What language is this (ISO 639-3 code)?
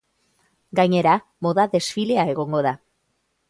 eus